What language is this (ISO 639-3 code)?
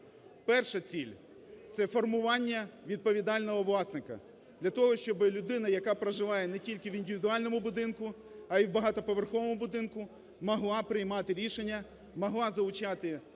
ukr